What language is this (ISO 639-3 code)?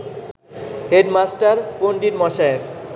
ben